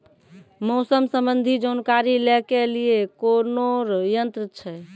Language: Maithili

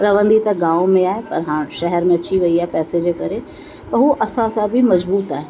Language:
Sindhi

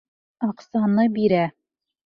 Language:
Bashkir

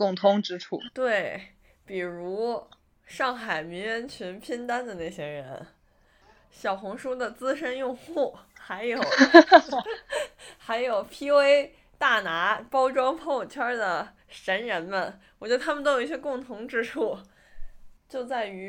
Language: Chinese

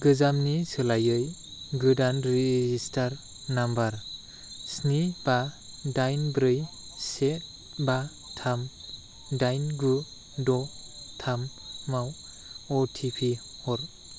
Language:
Bodo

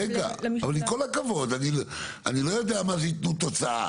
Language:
Hebrew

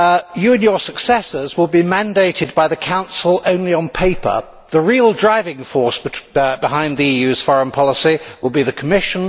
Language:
English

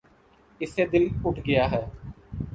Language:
Urdu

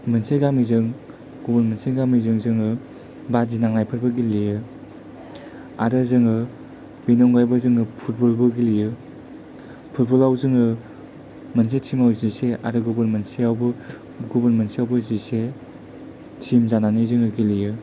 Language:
Bodo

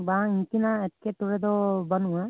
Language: Santali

